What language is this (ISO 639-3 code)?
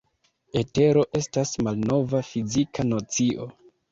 epo